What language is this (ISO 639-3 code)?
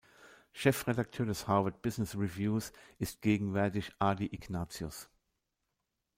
deu